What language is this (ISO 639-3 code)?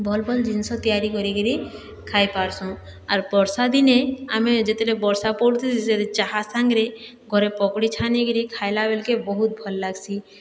ori